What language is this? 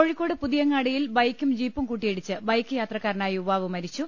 Malayalam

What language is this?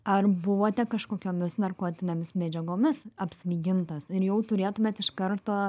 Lithuanian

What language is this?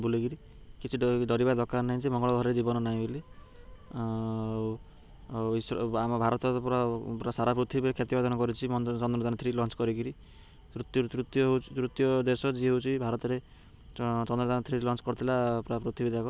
Odia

